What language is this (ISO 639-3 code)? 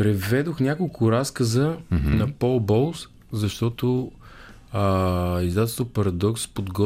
bul